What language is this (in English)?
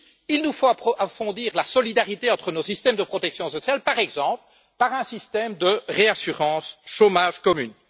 French